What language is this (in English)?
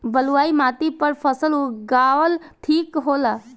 Bhojpuri